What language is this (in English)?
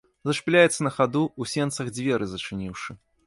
Belarusian